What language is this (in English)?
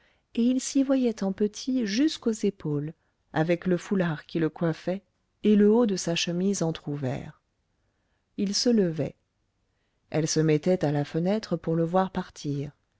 French